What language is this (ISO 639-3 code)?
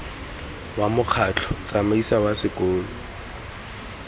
tsn